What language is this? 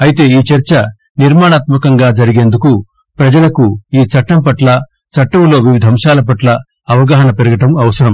Telugu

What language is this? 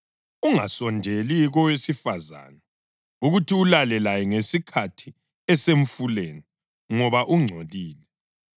North Ndebele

